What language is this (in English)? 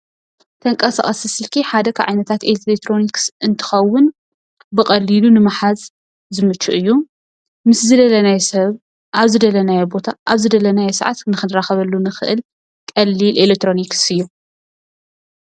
Tigrinya